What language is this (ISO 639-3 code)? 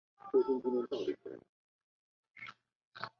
zho